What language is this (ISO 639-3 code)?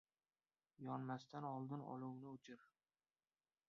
uzb